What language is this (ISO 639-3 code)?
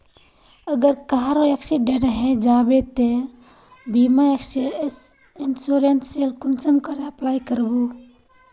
mag